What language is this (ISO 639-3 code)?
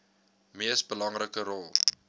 afr